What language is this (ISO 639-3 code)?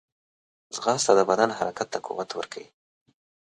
pus